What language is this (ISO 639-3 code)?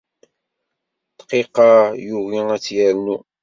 kab